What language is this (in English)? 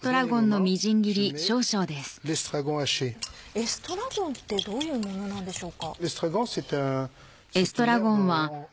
Japanese